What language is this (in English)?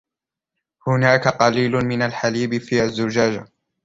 Arabic